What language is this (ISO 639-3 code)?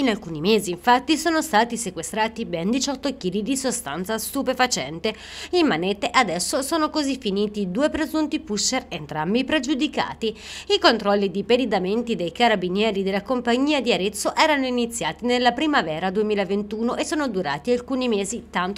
ita